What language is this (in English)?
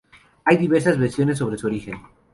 Spanish